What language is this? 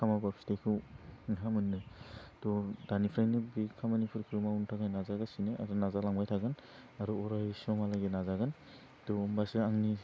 Bodo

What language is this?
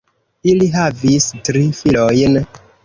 Esperanto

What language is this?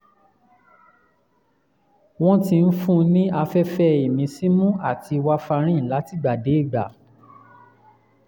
Yoruba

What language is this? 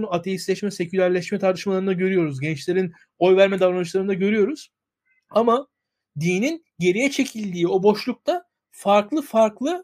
Turkish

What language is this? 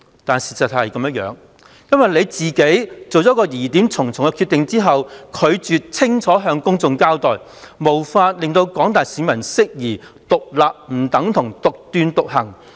Cantonese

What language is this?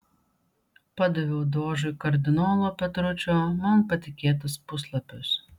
Lithuanian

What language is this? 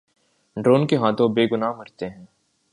Urdu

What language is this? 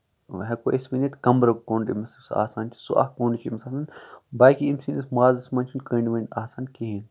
Kashmiri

